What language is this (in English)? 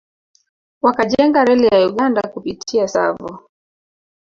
Swahili